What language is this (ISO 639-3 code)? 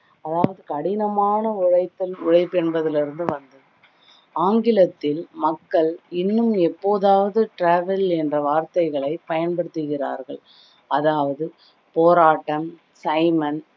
tam